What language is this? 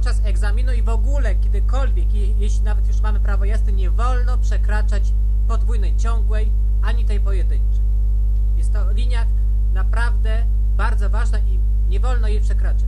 Polish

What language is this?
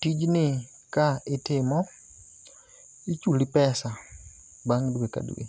Luo (Kenya and Tanzania)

